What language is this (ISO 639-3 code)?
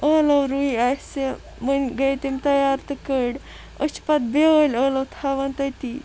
kas